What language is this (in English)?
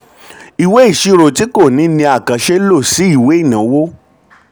Yoruba